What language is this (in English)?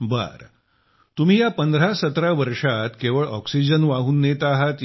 Marathi